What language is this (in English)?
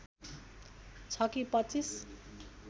Nepali